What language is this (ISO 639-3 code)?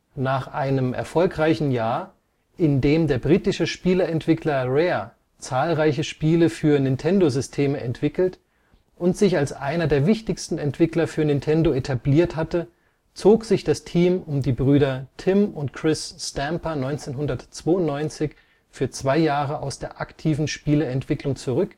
deu